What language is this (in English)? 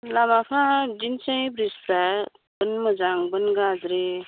Bodo